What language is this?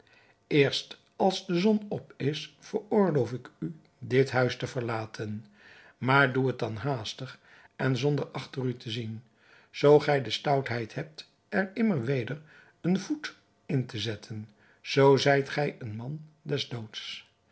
Dutch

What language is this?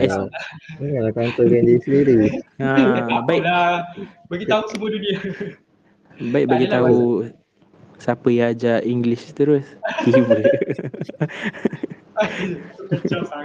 Malay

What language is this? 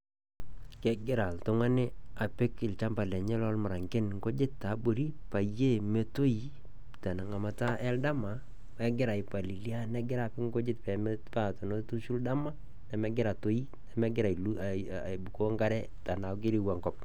Masai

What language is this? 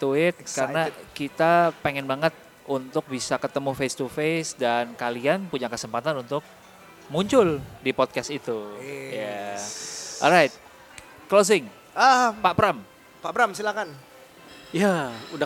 Indonesian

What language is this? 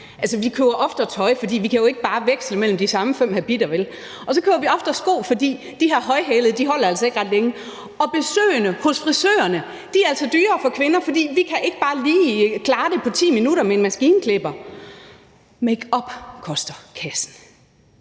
Danish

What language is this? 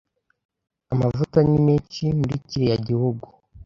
Kinyarwanda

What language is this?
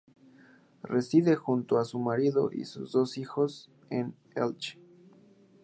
Spanish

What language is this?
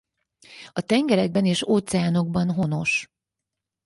Hungarian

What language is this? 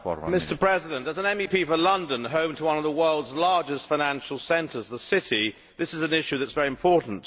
English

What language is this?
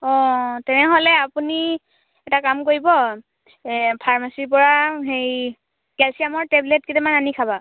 Assamese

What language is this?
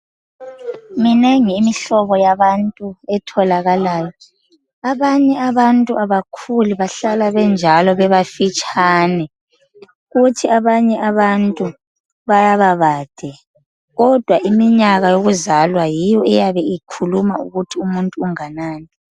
North Ndebele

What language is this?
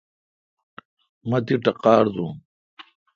Kalkoti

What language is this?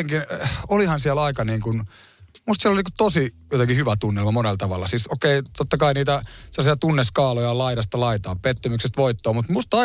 Finnish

